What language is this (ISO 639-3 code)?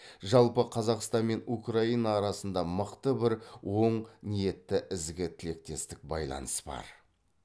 kaz